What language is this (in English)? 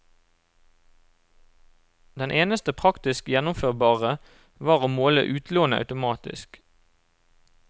Norwegian